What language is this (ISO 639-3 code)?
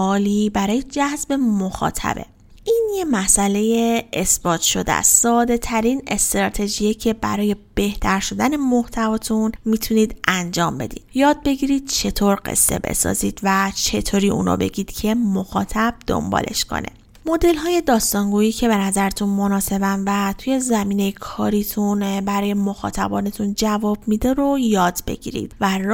fas